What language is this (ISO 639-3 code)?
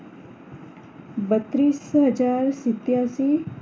guj